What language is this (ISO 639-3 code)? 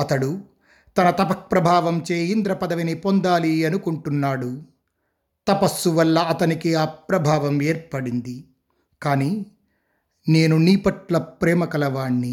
tel